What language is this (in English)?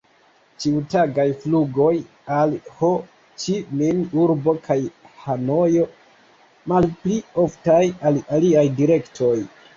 Esperanto